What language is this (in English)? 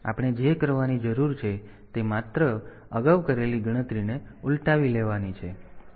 Gujarati